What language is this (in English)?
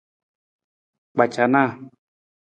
Nawdm